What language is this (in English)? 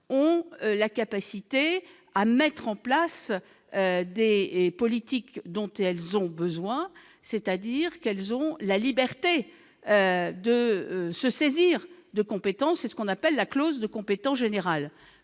French